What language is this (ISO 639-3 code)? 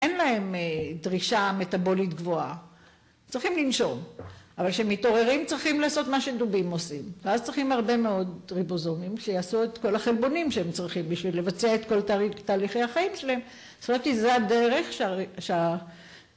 heb